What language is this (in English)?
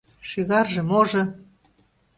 Mari